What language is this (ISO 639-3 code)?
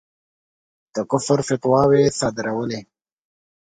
pus